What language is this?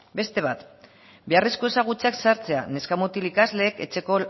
Basque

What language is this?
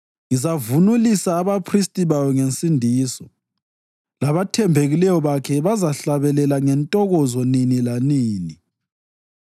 North Ndebele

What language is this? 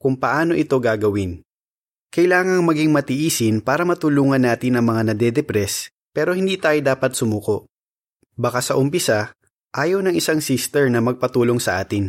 Filipino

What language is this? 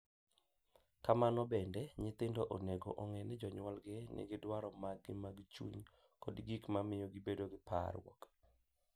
Luo (Kenya and Tanzania)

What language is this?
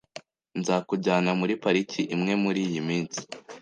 Kinyarwanda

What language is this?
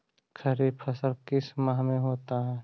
Magahi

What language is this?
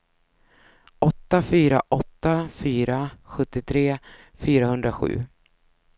Swedish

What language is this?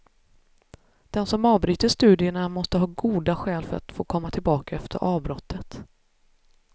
Swedish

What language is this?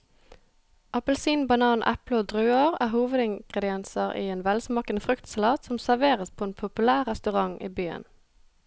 Norwegian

